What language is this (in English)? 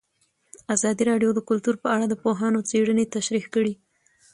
Pashto